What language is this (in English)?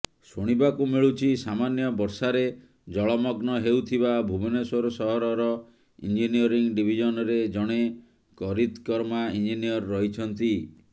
Odia